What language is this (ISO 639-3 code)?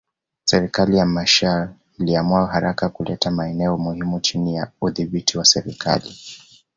swa